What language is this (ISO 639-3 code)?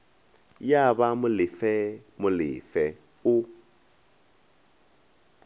nso